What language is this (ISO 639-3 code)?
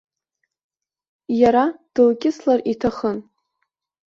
abk